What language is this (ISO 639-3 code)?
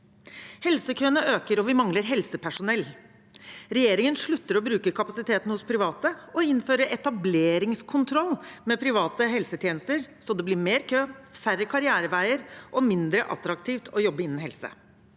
nor